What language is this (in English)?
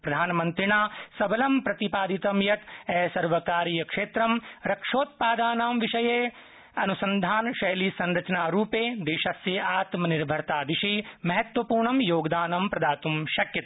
Sanskrit